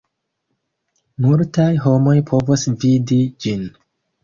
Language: Esperanto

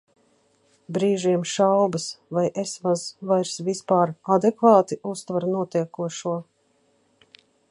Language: Latvian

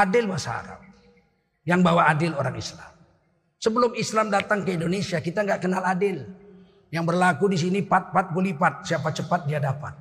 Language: Indonesian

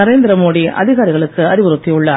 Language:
Tamil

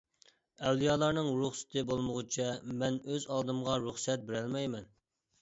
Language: Uyghur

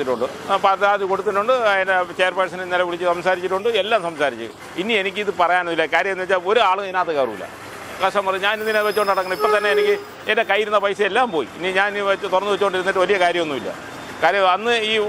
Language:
Malayalam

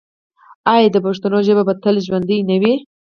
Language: Pashto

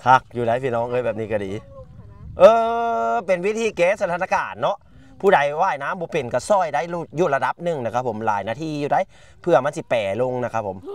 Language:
Thai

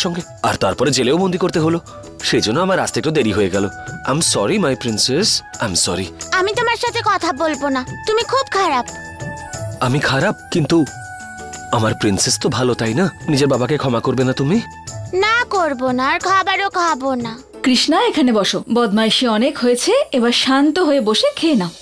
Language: Bangla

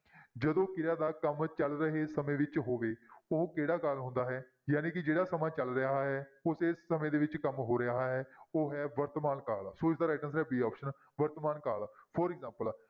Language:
Punjabi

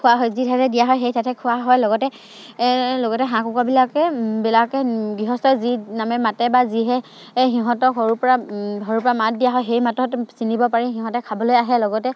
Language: Assamese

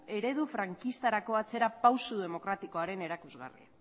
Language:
Basque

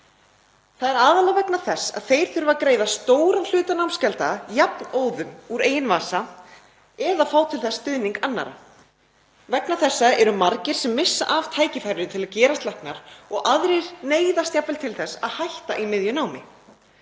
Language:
Icelandic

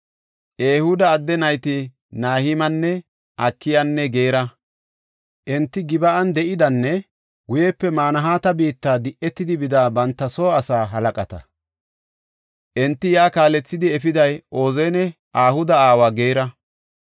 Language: Gofa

